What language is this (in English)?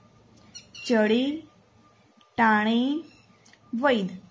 Gujarati